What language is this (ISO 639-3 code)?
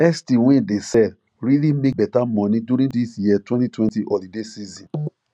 pcm